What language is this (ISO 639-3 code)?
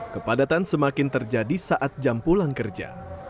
ind